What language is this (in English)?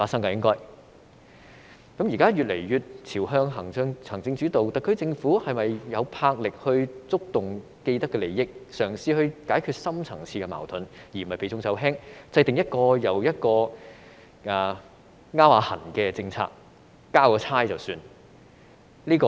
Cantonese